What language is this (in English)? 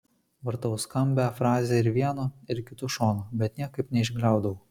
Lithuanian